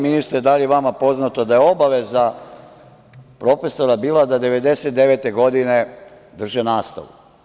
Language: Serbian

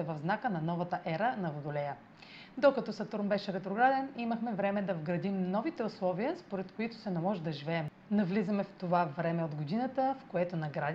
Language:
Bulgarian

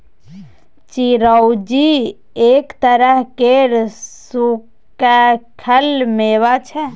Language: Maithili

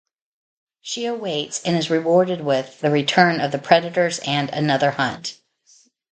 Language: English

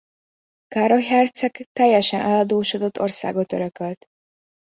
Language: Hungarian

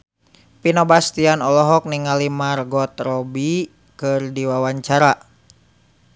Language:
Sundanese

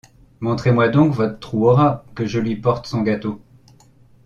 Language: French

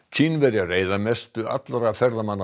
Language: Icelandic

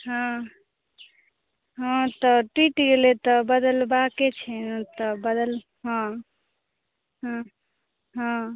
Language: Maithili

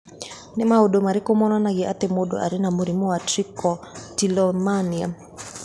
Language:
Kikuyu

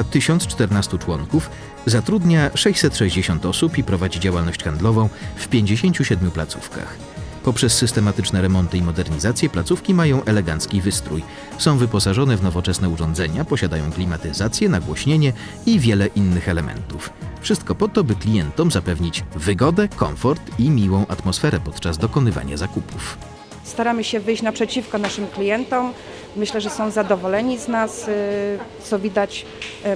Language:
Polish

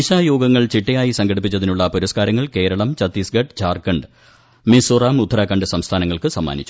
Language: Malayalam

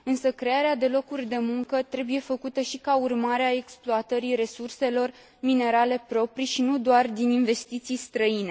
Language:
Romanian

